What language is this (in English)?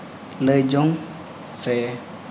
Santali